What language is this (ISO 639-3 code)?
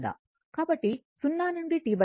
tel